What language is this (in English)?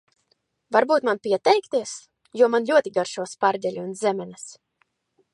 Latvian